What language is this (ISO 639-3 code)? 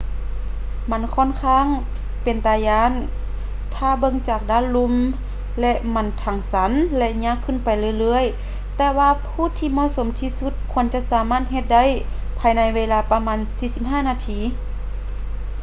lao